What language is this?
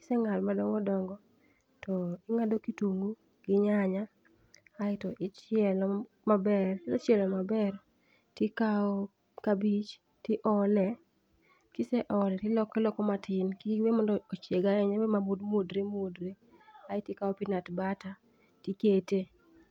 Luo (Kenya and Tanzania)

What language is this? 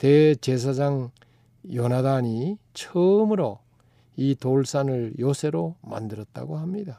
Korean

